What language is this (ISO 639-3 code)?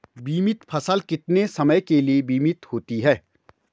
hin